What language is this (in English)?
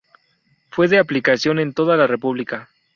Spanish